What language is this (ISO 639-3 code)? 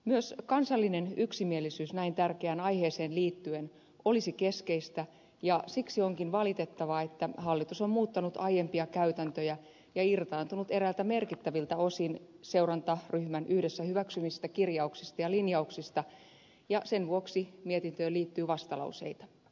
fin